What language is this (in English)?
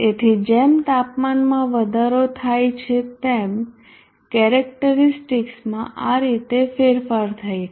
Gujarati